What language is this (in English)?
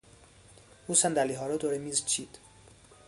Persian